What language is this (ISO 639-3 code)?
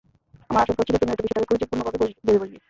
ben